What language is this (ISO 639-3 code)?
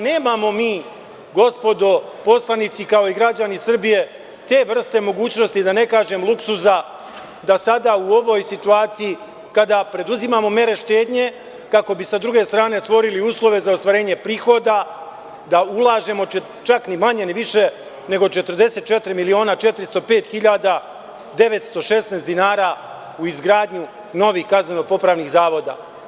srp